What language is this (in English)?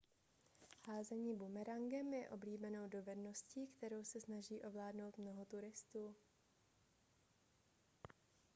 Czech